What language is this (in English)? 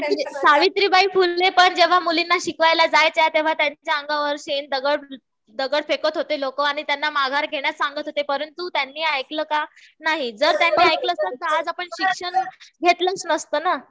Marathi